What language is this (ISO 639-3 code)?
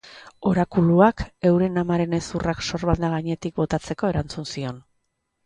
eus